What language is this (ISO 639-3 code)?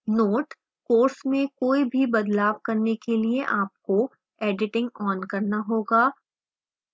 hin